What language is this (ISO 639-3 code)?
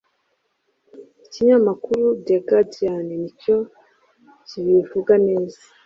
kin